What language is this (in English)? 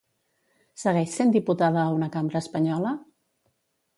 Catalan